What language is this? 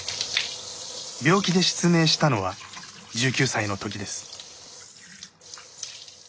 Japanese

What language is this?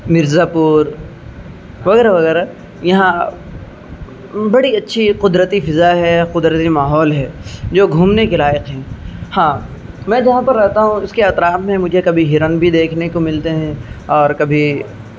Urdu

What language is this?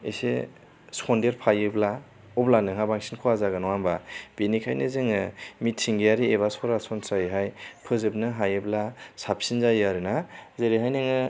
Bodo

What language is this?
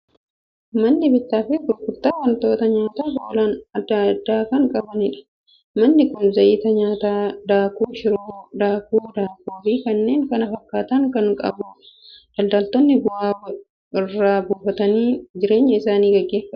Oromo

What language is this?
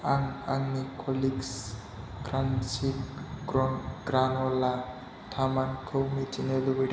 Bodo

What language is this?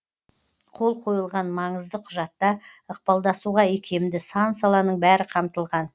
Kazakh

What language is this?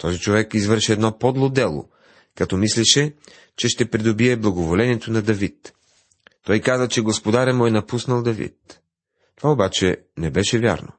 Bulgarian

